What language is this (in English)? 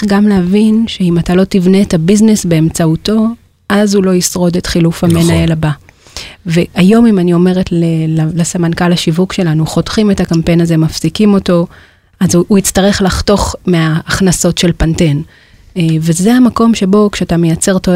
Hebrew